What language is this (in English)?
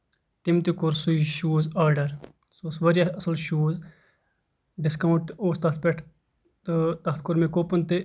Kashmiri